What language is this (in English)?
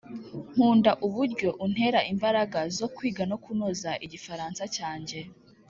Kinyarwanda